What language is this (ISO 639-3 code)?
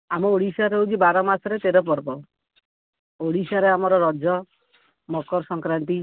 ori